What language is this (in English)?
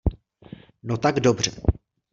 Czech